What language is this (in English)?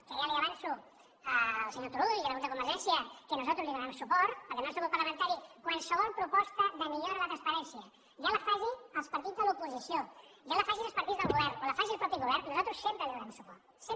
Catalan